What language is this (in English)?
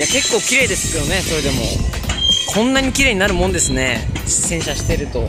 Japanese